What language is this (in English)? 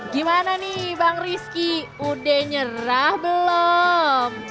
Indonesian